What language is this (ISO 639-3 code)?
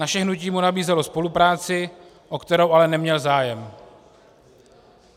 ces